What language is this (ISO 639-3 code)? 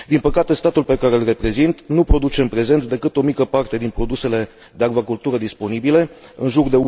ron